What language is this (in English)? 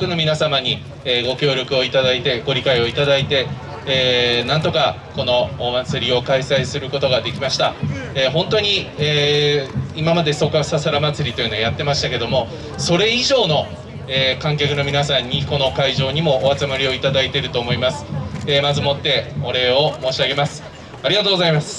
Japanese